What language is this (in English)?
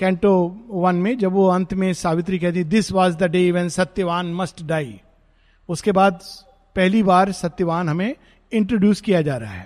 Hindi